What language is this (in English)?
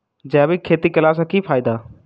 Maithili